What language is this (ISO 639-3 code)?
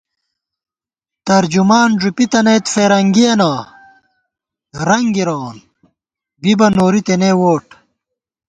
gwt